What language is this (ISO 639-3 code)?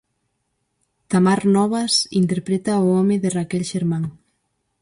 glg